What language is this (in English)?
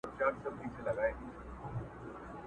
Pashto